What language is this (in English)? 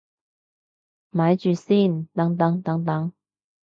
Cantonese